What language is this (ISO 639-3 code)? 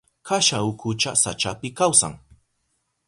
qup